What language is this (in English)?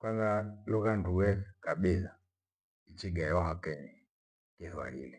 Gweno